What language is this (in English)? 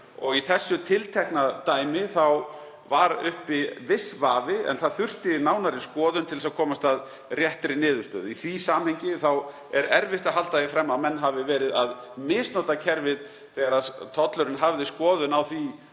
Icelandic